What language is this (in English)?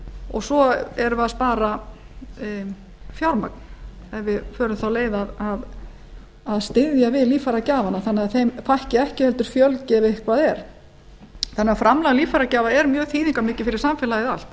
Icelandic